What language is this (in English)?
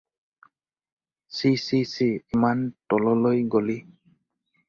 Assamese